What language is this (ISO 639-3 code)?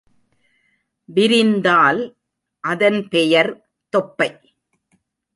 tam